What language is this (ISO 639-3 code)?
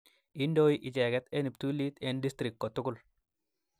kln